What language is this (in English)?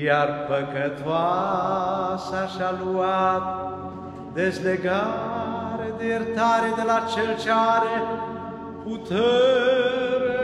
Romanian